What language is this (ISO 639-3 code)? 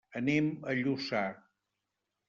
cat